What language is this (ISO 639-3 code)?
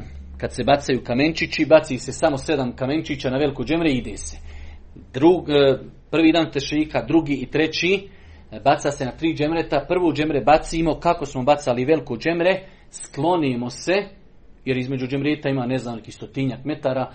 hrv